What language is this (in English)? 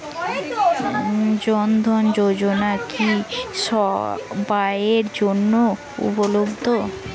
Bangla